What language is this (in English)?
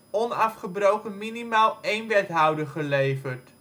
Dutch